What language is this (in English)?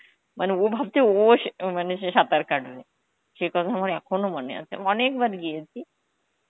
Bangla